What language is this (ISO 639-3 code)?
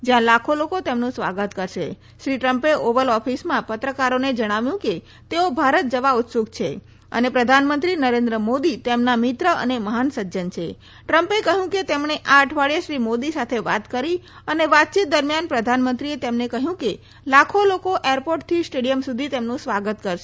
guj